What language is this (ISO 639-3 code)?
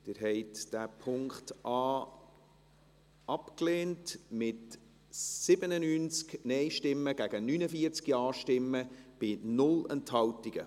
gsw